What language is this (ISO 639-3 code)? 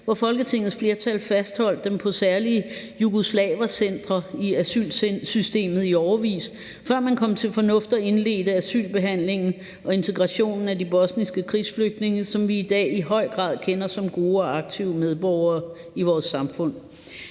dan